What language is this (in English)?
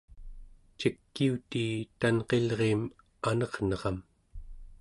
Central Yupik